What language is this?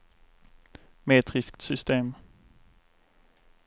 Swedish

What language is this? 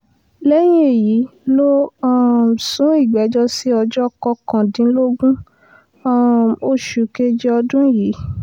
Yoruba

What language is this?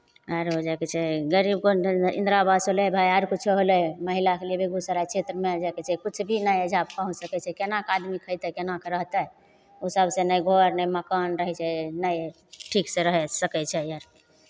Maithili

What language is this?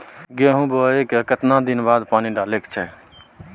Maithili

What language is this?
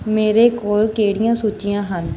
Punjabi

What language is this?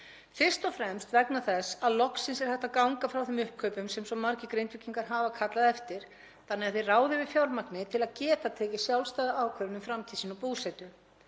Icelandic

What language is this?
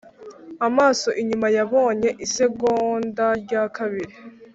Kinyarwanda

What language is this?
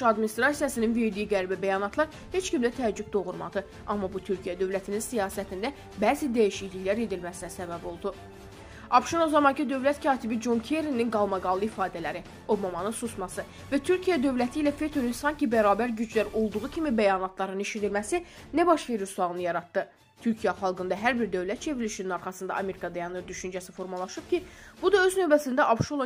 Turkish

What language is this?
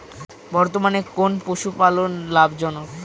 Bangla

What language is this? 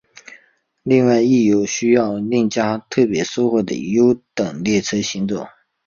Chinese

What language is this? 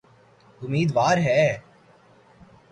Urdu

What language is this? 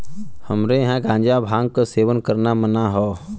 Bhojpuri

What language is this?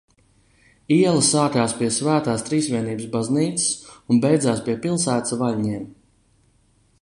Latvian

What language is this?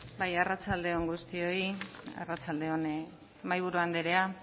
Basque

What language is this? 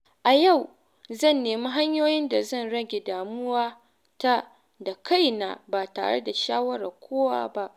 Hausa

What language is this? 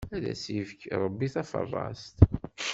Kabyle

